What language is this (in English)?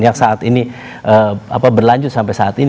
Indonesian